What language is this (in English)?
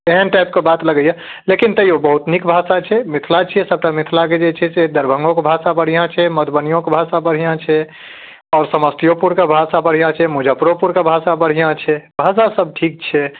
Maithili